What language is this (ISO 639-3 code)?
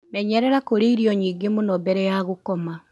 kik